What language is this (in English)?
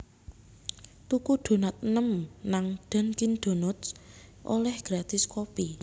Javanese